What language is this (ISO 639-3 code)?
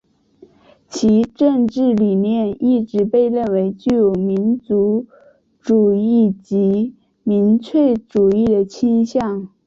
zho